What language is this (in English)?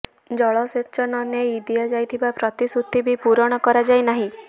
Odia